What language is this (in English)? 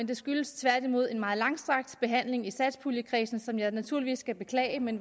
Danish